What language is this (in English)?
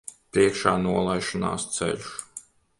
Latvian